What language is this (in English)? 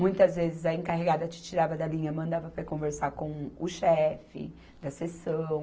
Portuguese